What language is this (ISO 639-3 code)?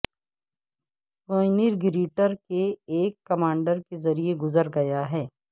urd